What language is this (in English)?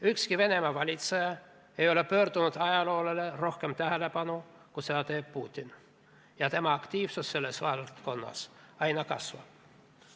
Estonian